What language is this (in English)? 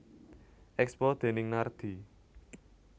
Javanese